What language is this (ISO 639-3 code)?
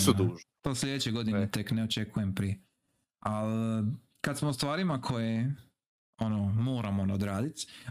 hrv